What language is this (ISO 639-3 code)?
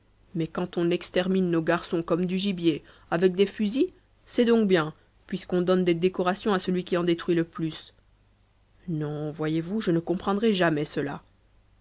fra